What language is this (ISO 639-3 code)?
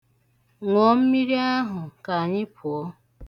ibo